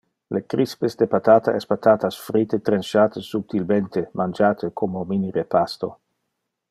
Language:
Interlingua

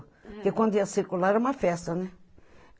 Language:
Portuguese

